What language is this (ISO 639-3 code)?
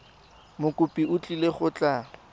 tsn